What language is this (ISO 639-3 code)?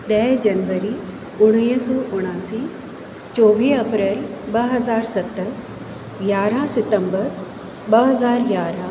snd